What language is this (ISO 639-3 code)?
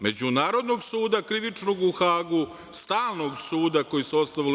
srp